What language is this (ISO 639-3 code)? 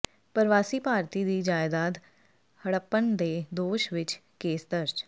pan